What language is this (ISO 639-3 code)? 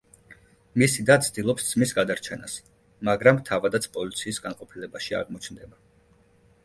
kat